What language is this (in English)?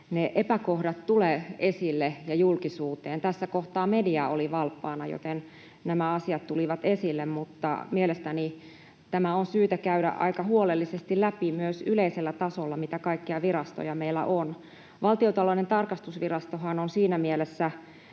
Finnish